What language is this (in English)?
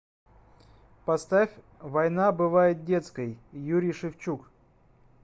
Russian